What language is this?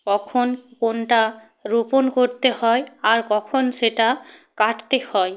Bangla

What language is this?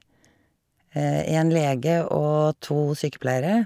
Norwegian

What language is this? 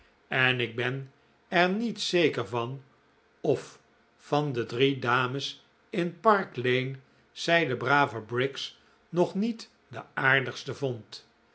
Dutch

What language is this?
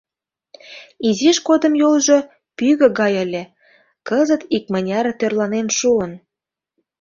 Mari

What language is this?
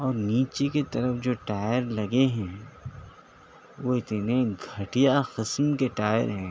Urdu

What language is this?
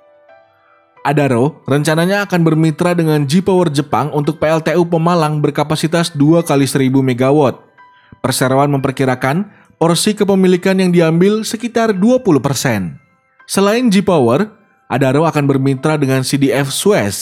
Indonesian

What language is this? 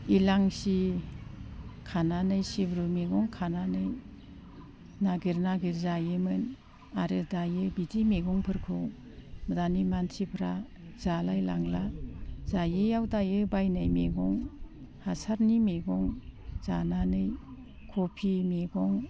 Bodo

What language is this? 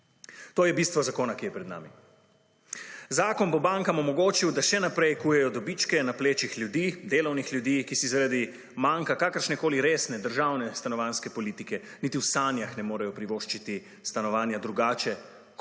Slovenian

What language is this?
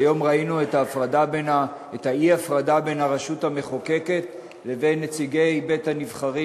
Hebrew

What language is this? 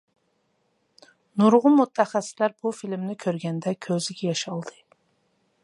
Uyghur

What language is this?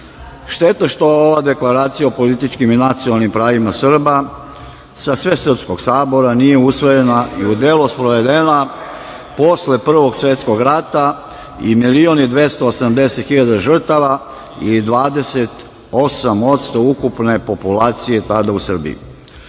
Serbian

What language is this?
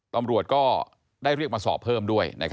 Thai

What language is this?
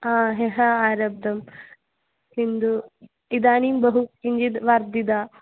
Sanskrit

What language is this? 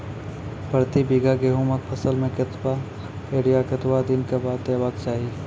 Maithili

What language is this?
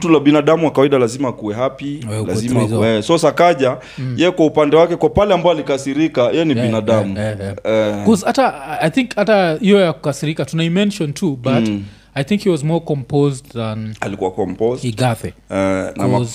Swahili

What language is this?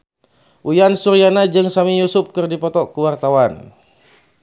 Sundanese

